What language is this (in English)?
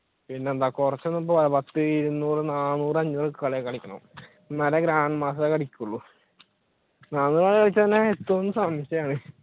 Malayalam